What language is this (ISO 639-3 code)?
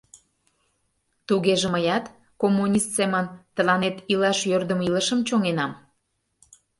chm